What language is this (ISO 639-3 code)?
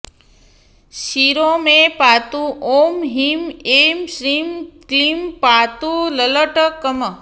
san